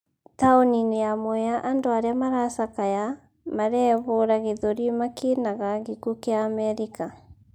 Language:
Kikuyu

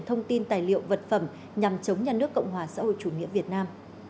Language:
Vietnamese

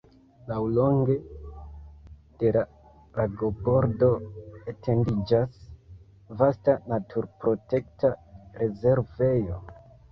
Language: Esperanto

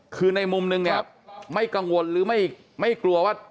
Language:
Thai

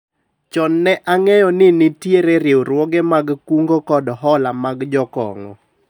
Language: Luo (Kenya and Tanzania)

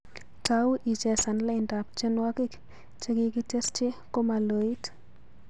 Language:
Kalenjin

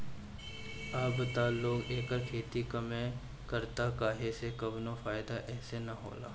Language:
Bhojpuri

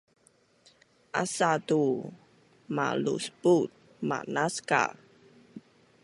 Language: Bunun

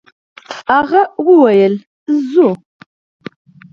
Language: Pashto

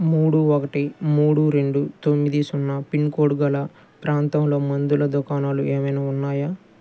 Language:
Telugu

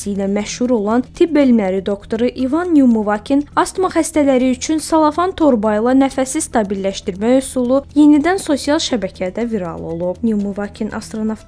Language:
Turkish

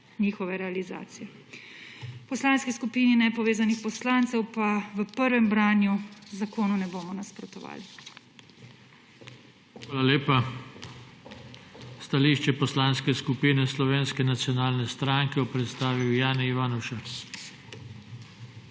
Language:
Slovenian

